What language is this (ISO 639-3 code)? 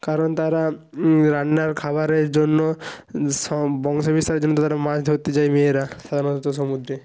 ben